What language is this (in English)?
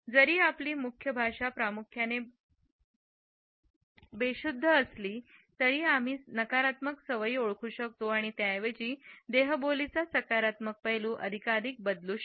Marathi